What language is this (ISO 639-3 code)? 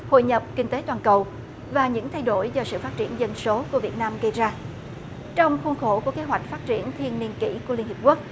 vie